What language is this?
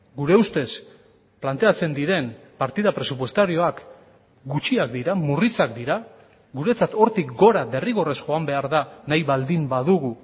Basque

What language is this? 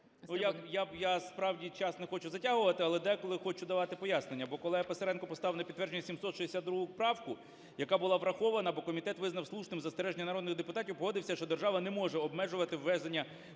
Ukrainian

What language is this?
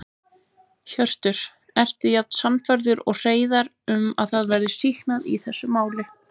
Icelandic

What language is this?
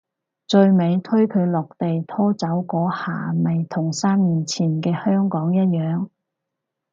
Cantonese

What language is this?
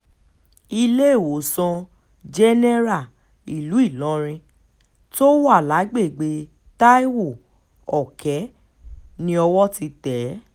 Yoruba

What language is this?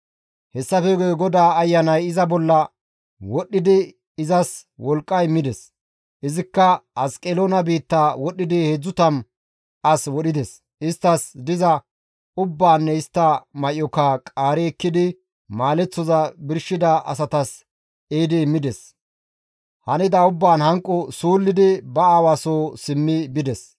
Gamo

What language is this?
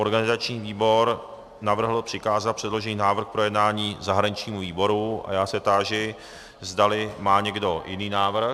Czech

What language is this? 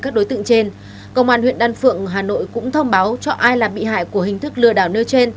Vietnamese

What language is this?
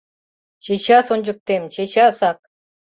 Mari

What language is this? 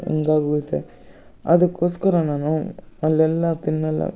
Kannada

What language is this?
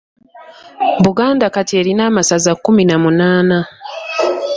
Ganda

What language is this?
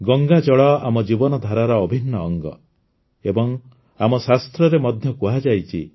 Odia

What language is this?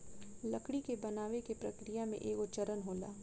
Bhojpuri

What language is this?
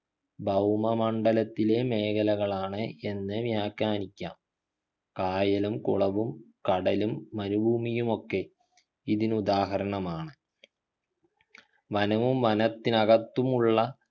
Malayalam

